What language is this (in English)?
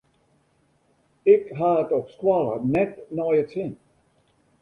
Western Frisian